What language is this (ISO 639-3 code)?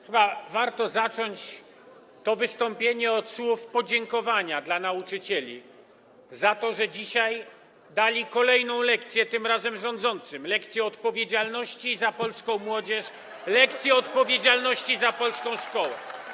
pol